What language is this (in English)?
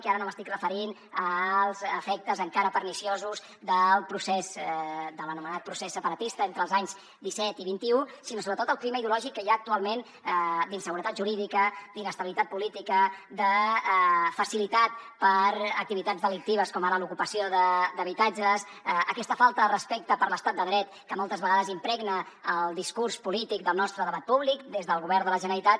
Catalan